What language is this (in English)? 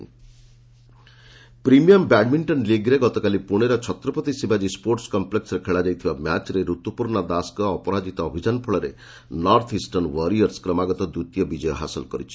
Odia